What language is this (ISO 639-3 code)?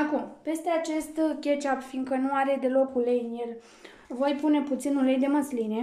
ron